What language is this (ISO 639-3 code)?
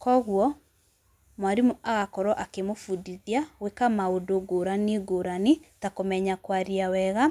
kik